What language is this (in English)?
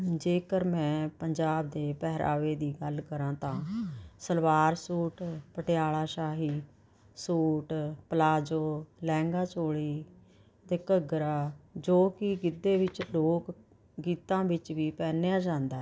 Punjabi